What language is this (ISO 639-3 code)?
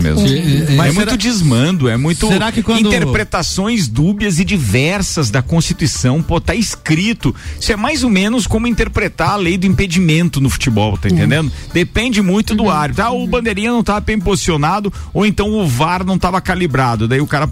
por